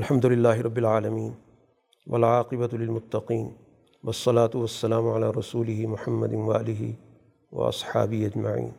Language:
Urdu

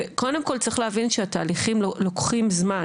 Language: Hebrew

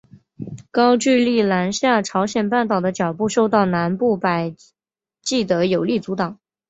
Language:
Chinese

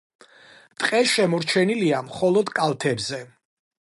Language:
Georgian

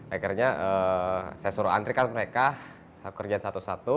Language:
Indonesian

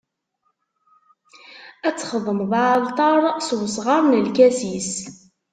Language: Kabyle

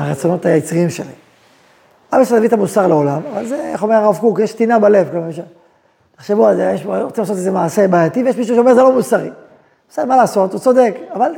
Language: Hebrew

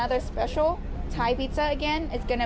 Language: Thai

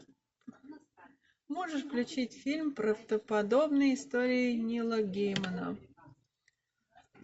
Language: Russian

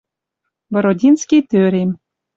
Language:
Western Mari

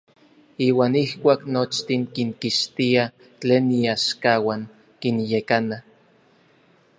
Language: Orizaba Nahuatl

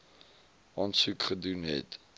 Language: Afrikaans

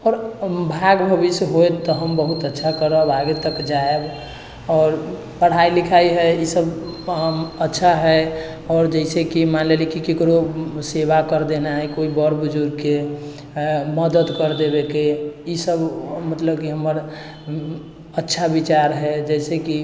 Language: Maithili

